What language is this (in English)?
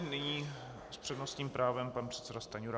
Czech